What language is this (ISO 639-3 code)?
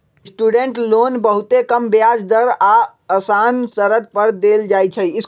mag